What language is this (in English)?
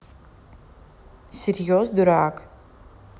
Russian